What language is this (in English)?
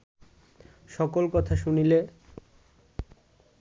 Bangla